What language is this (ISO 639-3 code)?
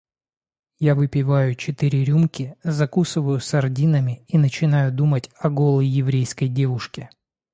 rus